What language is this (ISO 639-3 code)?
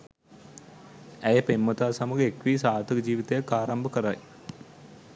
sin